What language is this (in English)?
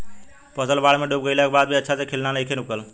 Bhojpuri